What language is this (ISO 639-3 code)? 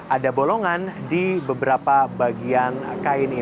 ind